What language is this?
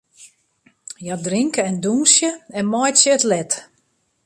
Western Frisian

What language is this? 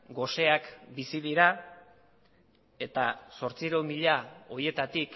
Basque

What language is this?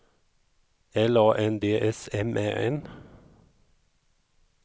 Swedish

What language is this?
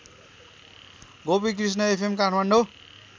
Nepali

